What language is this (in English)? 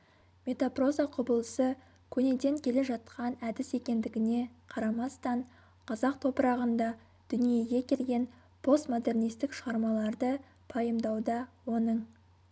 Kazakh